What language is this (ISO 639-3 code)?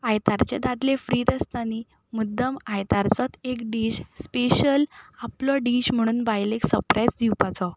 kok